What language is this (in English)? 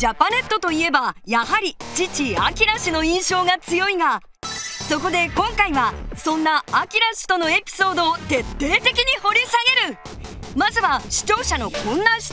Japanese